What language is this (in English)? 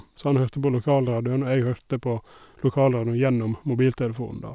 Norwegian